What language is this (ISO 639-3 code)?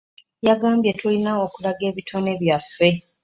lug